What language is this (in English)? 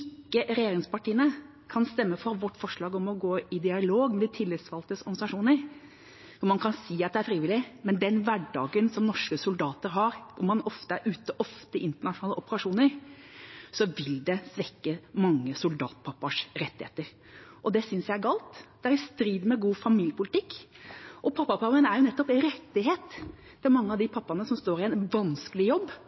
Norwegian Bokmål